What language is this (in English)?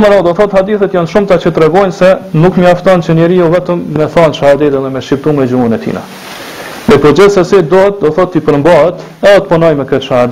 Romanian